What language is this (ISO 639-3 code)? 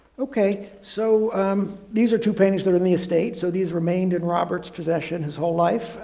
eng